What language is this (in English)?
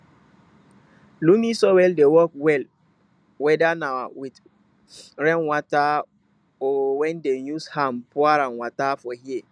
Nigerian Pidgin